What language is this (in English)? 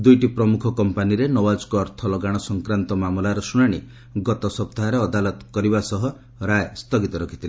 Odia